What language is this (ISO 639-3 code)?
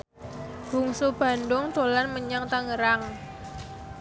jav